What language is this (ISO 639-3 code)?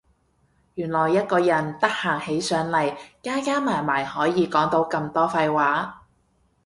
yue